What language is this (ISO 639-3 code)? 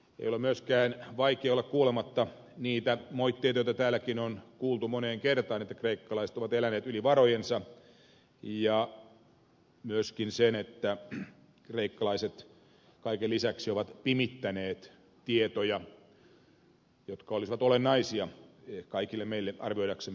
fin